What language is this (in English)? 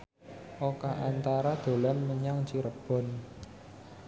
Javanese